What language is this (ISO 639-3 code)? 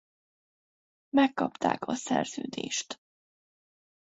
hun